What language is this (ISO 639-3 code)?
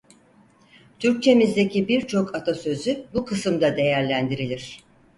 tur